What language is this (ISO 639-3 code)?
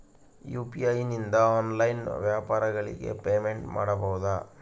kan